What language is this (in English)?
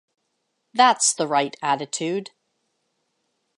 English